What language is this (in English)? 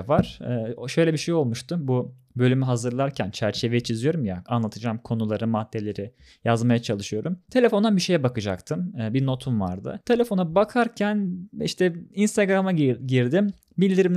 Turkish